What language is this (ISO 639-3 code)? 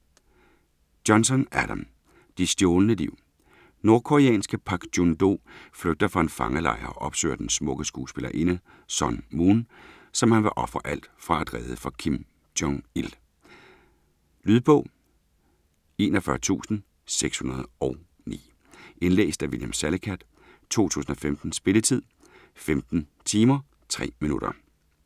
dan